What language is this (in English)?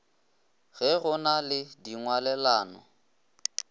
Northern Sotho